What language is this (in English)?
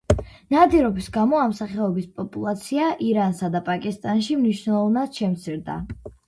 Georgian